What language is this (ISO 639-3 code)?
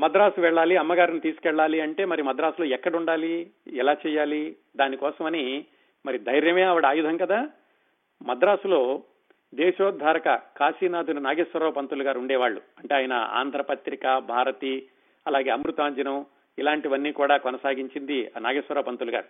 tel